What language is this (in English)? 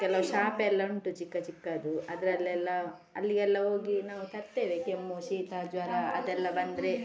Kannada